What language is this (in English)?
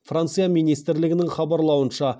Kazakh